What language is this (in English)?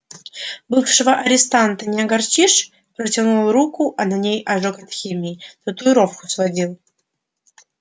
Russian